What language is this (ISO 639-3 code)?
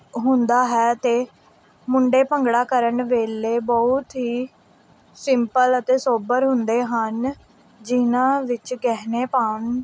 pan